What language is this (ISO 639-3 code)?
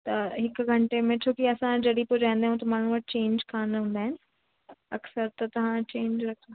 snd